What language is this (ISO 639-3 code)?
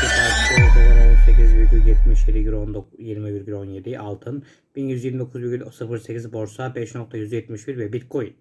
tur